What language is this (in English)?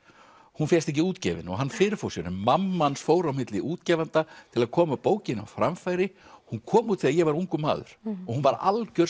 Icelandic